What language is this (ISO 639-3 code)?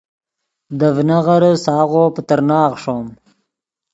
ydg